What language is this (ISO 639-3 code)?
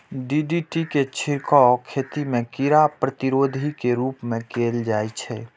mai